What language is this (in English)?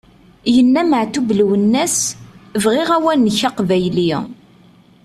Kabyle